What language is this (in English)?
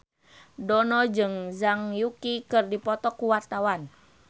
Sundanese